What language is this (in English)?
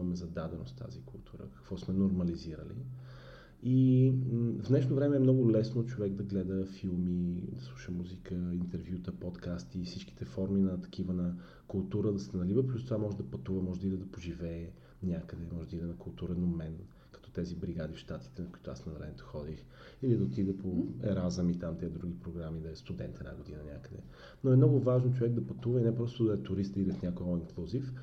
Bulgarian